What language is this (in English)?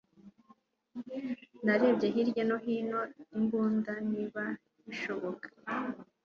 Kinyarwanda